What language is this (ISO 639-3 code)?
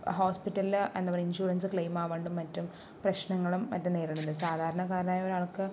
mal